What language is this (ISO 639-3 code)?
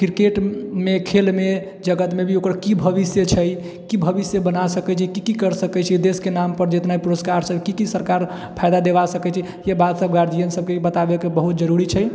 mai